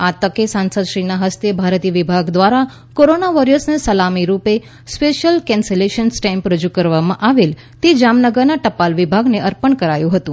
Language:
Gujarati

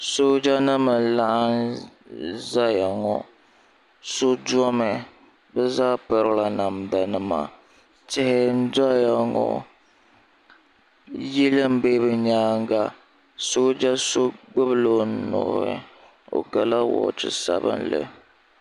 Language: Dagbani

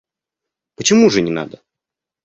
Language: Russian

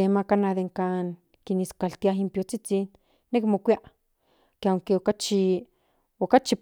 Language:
Central Nahuatl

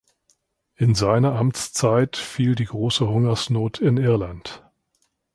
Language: German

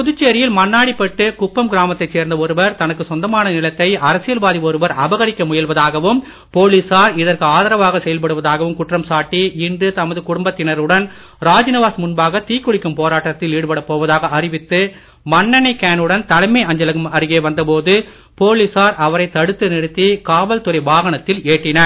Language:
Tamil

